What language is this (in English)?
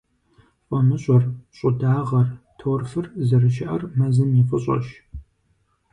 Kabardian